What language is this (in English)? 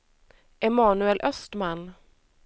Swedish